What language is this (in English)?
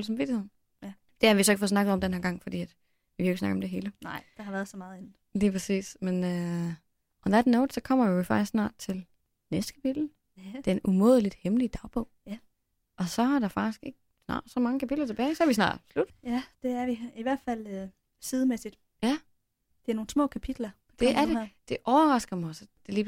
Danish